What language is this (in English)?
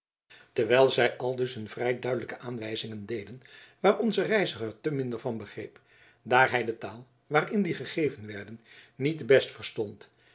Dutch